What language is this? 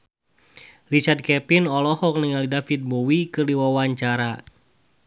Sundanese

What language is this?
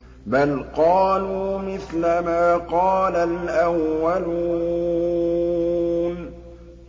Arabic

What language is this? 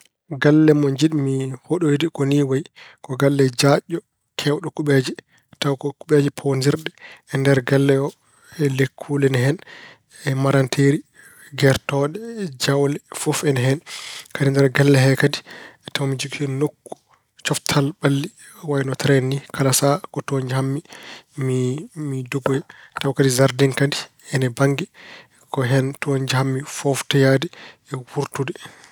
Fula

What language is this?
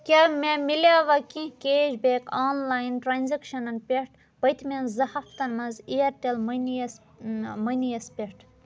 Kashmiri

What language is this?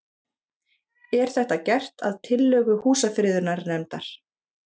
Icelandic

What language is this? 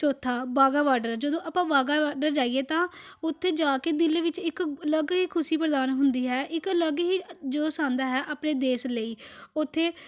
Punjabi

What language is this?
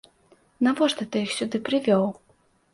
Belarusian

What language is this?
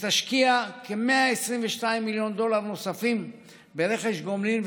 Hebrew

